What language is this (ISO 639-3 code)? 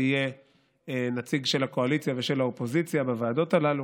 heb